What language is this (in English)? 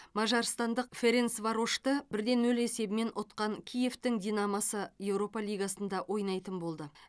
Kazakh